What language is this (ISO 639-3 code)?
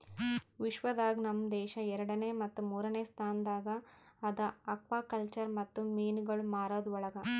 kan